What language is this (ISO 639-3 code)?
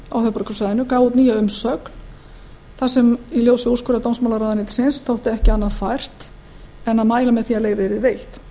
isl